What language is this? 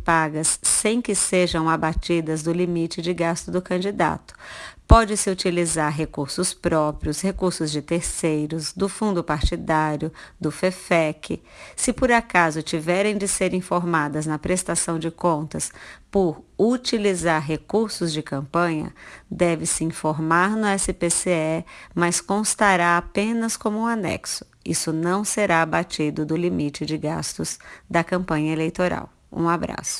Portuguese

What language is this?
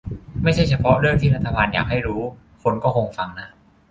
Thai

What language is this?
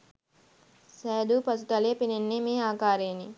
Sinhala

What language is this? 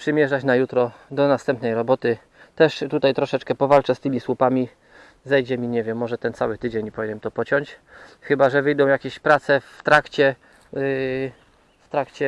Polish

